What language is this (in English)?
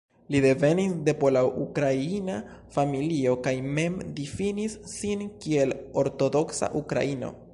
Esperanto